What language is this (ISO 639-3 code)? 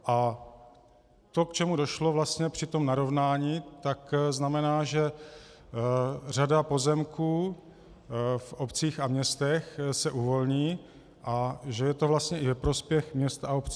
ces